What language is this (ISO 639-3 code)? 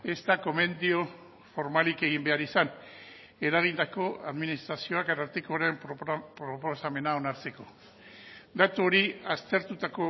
eus